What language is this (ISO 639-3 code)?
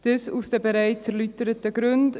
gsw